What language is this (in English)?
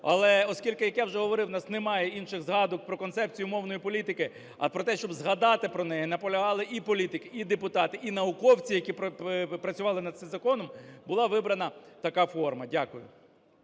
Ukrainian